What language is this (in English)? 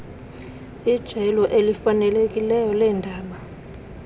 Xhosa